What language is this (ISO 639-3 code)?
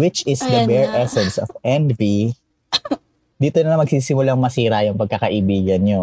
fil